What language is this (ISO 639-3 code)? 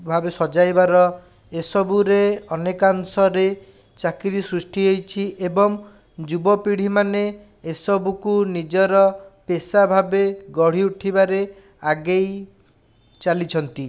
ori